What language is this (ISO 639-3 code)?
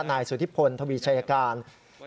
tha